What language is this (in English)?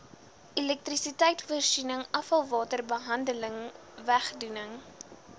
Afrikaans